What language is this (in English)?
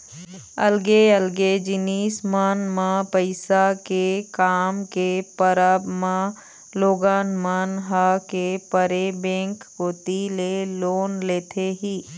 Chhattisgarhi